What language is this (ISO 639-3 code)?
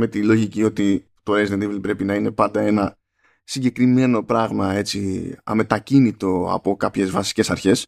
ell